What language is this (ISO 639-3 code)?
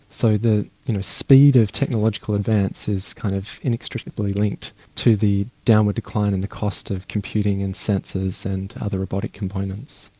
eng